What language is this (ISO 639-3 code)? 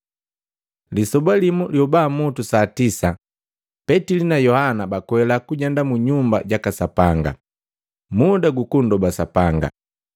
mgv